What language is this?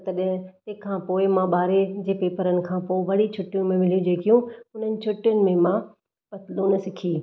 Sindhi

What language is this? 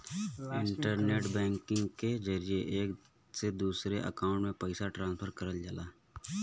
Bhojpuri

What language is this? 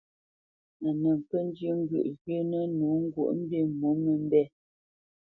Bamenyam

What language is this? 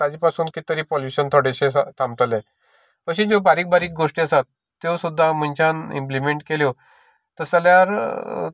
Konkani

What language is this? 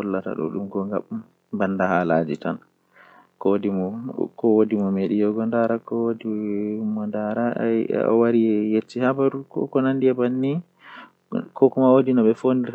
Western Niger Fulfulde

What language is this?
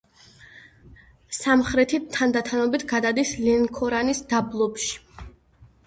Georgian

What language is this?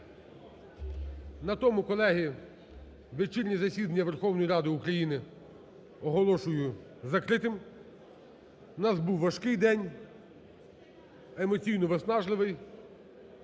Ukrainian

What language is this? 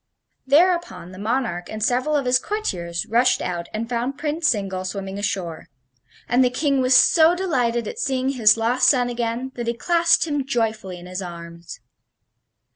English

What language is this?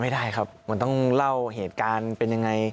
Thai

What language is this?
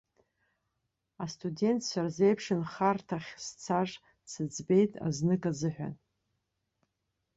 Abkhazian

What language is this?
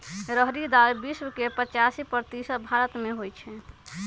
Magahi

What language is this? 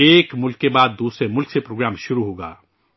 Urdu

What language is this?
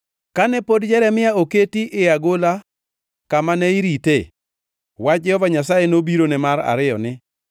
Luo (Kenya and Tanzania)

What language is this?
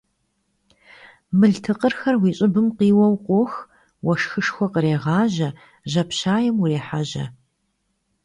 Kabardian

